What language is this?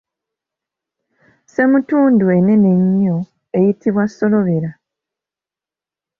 Ganda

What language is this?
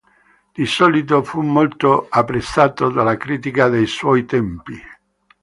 Italian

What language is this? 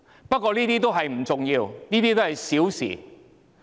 Cantonese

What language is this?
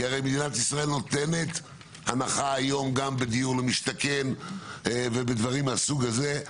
Hebrew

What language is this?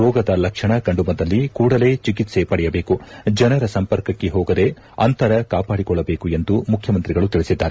Kannada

